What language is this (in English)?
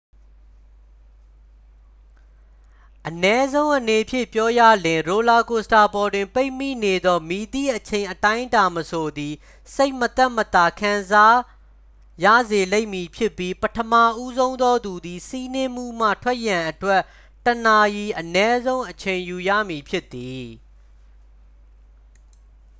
Burmese